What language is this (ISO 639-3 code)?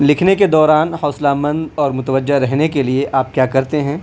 urd